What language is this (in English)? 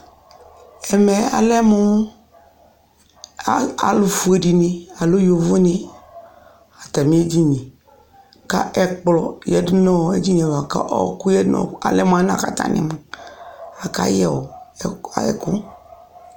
Ikposo